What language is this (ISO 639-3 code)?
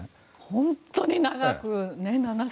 jpn